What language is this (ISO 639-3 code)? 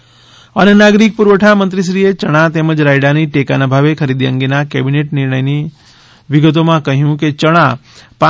guj